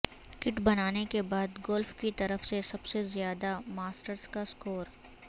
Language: Urdu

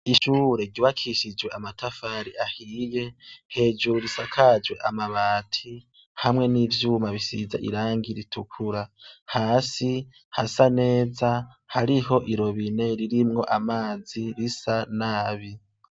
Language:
Rundi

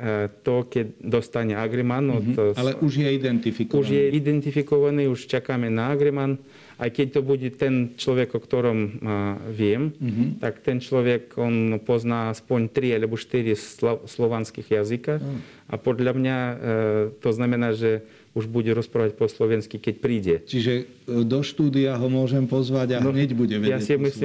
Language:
Slovak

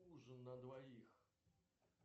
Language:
Russian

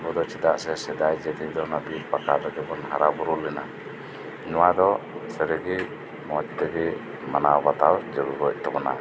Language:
Santali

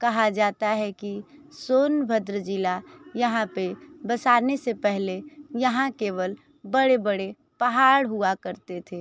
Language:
Hindi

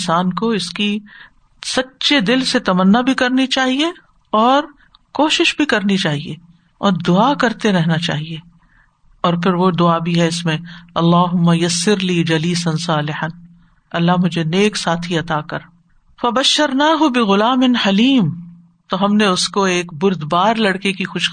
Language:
Urdu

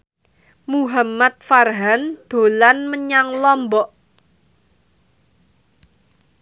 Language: Javanese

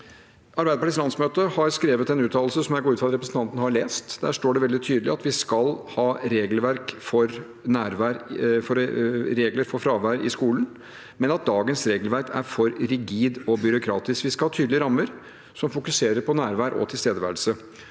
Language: Norwegian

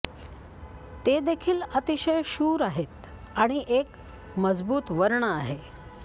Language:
Marathi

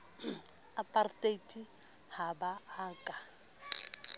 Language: Southern Sotho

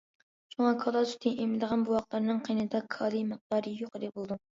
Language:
Uyghur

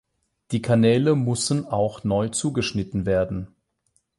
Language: German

